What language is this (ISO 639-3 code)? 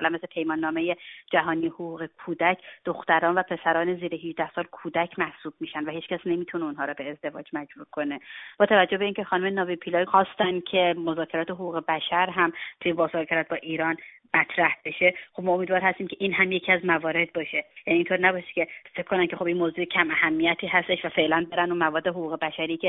fas